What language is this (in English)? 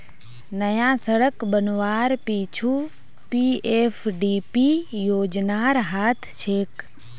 Magahi